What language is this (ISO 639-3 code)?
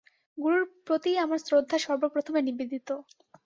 ben